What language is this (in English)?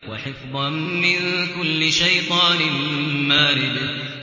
Arabic